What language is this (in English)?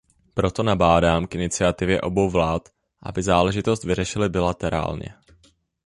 Czech